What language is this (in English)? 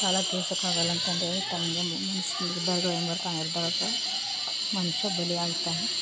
Kannada